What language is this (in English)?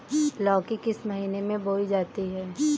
Hindi